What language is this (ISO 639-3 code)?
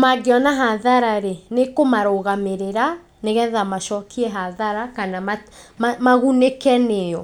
kik